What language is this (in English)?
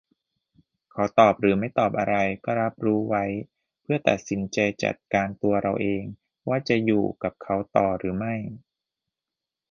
Thai